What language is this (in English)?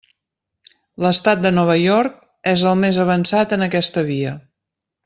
Catalan